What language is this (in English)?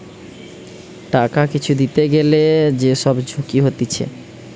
Bangla